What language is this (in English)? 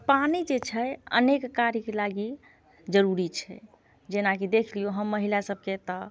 Maithili